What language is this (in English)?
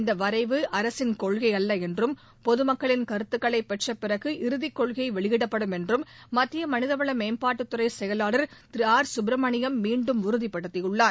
Tamil